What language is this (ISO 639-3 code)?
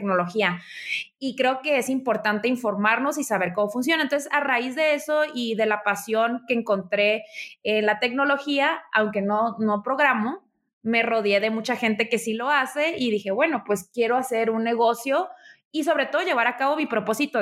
spa